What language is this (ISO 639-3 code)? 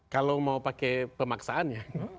ind